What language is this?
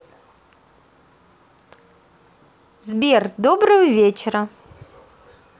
Russian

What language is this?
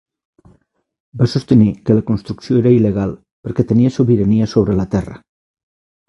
Catalan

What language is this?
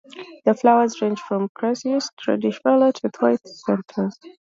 English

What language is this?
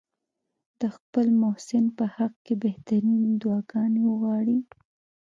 Pashto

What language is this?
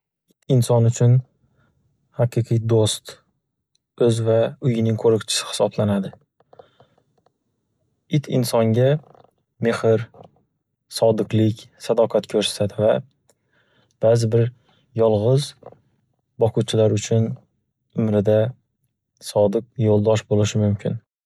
Uzbek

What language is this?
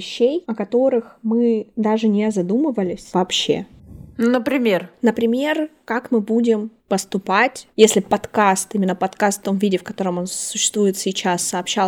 Russian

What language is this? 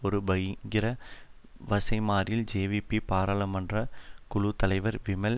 Tamil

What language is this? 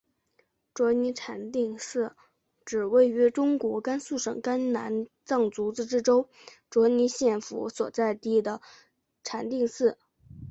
Chinese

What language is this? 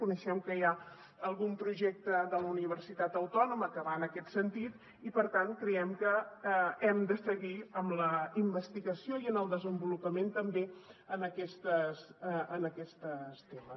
Catalan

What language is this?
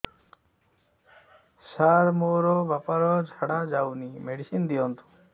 Odia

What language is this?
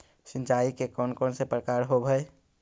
Magahi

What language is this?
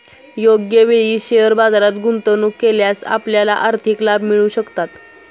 Marathi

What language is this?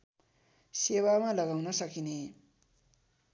Nepali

